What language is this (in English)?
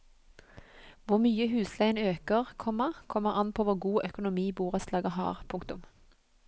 Norwegian